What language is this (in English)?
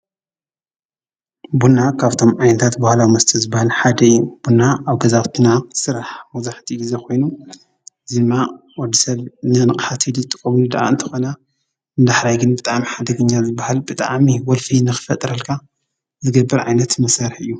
Tigrinya